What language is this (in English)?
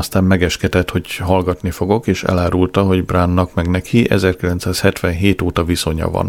Hungarian